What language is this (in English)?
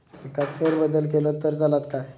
Marathi